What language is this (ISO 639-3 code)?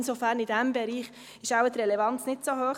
gsw